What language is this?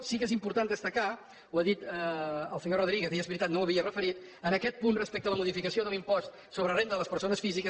Catalan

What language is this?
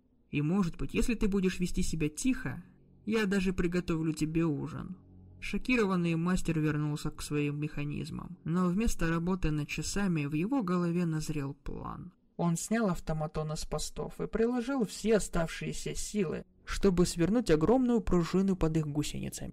Russian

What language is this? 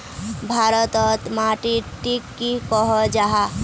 Magahi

